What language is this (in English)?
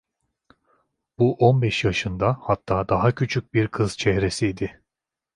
Turkish